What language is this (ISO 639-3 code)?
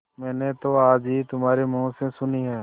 hin